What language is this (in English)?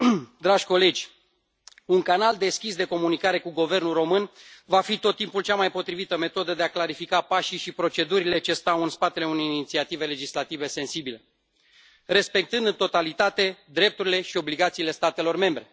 Romanian